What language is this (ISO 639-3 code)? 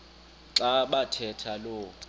xho